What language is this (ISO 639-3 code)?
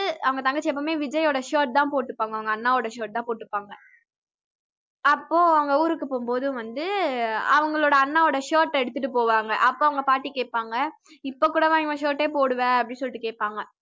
tam